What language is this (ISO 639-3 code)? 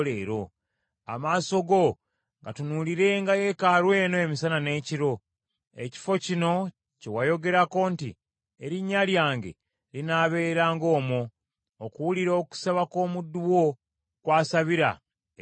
lug